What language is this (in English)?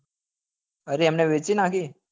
Gujarati